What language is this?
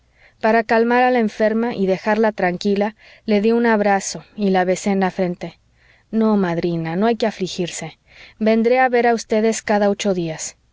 Spanish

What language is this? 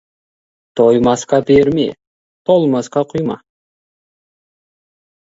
Kazakh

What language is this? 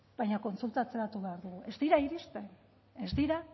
Basque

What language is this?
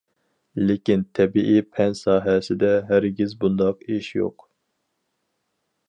Uyghur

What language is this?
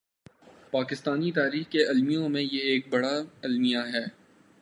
Urdu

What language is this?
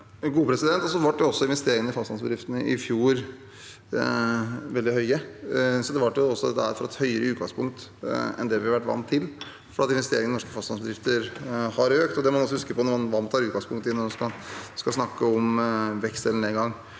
Norwegian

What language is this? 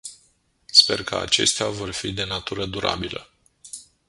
Romanian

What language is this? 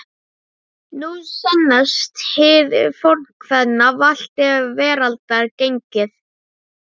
Icelandic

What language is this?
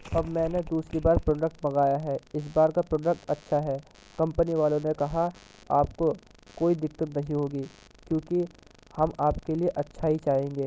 Urdu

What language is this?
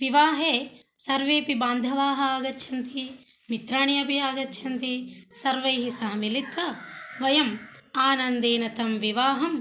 Sanskrit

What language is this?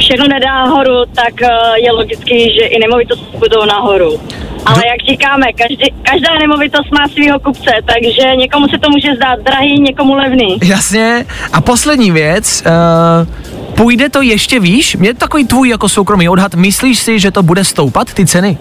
Czech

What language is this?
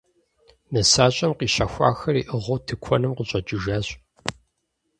Kabardian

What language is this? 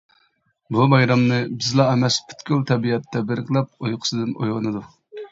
Uyghur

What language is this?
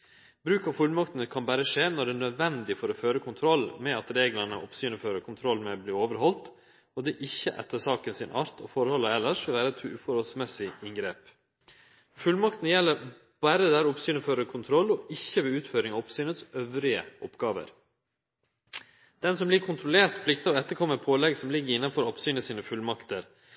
Norwegian Nynorsk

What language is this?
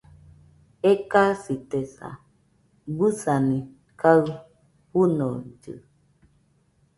Nüpode Huitoto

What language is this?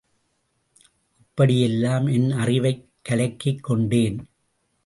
Tamil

